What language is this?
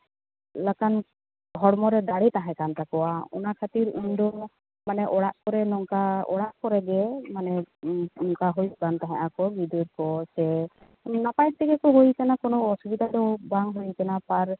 Santali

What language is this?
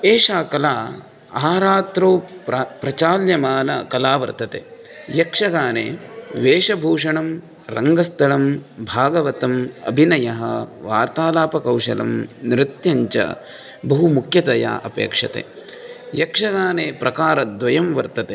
Sanskrit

